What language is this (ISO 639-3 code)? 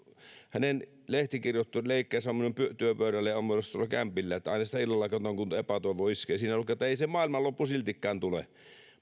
fin